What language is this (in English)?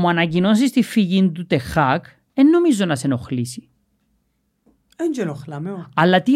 Greek